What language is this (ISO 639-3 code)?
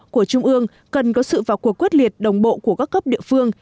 vie